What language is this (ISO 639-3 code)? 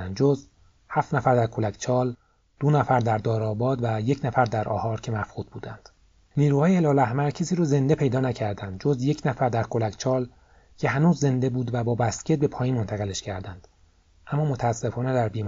fas